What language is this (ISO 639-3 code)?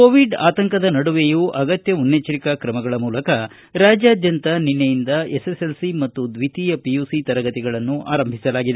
kan